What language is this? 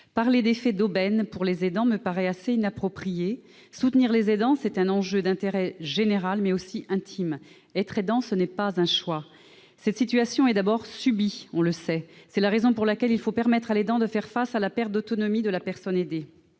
French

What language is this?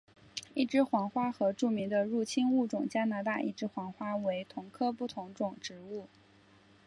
Chinese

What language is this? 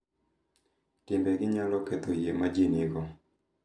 Luo (Kenya and Tanzania)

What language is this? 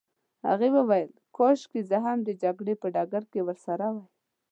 Pashto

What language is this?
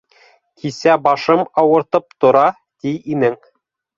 Bashkir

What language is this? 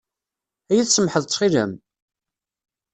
Kabyle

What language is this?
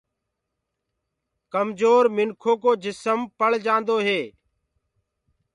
Gurgula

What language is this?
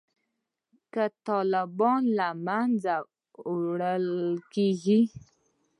Pashto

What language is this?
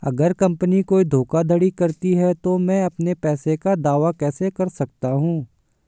Hindi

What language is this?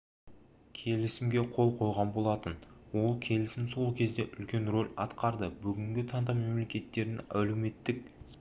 Kazakh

